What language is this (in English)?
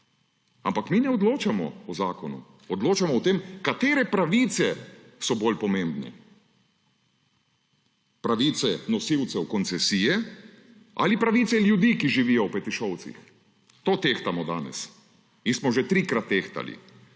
Slovenian